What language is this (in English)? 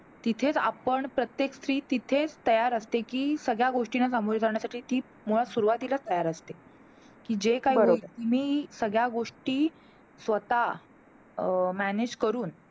Marathi